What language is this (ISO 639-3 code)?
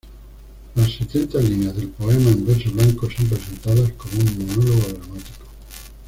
spa